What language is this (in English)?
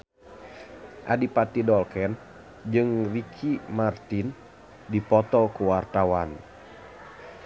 Sundanese